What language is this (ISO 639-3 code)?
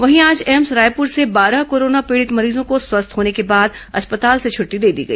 hin